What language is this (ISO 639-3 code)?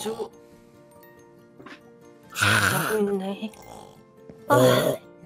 kor